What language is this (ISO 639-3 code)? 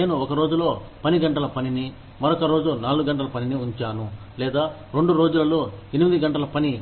tel